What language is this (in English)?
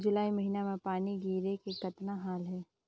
Chhattisgarhi